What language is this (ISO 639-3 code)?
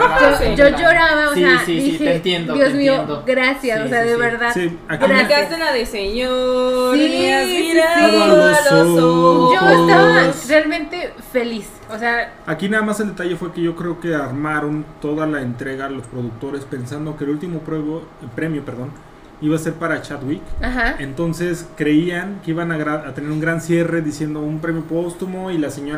spa